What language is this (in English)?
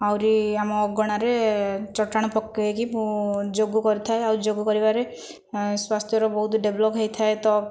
Odia